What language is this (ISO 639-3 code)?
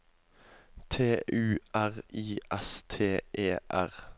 nor